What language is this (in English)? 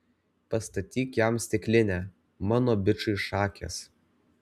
Lithuanian